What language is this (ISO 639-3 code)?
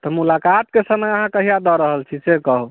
mai